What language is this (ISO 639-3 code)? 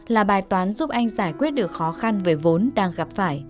vie